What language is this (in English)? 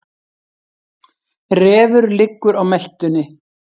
Icelandic